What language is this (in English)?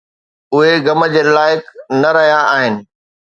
Sindhi